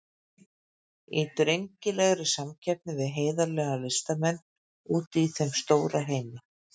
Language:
Icelandic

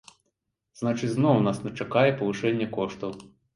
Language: Belarusian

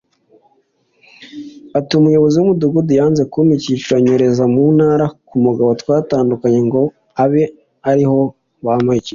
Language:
Kinyarwanda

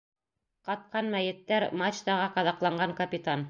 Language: Bashkir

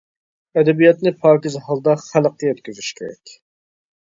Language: Uyghur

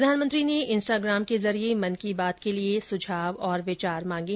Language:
Hindi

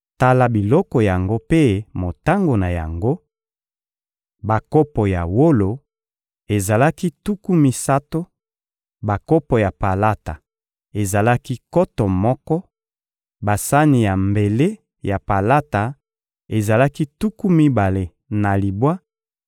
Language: Lingala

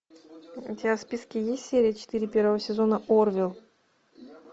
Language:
Russian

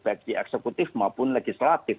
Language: Indonesian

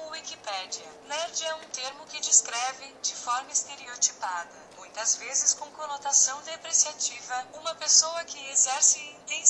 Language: Portuguese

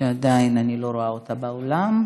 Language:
Hebrew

